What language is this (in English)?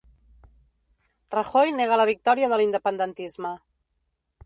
Catalan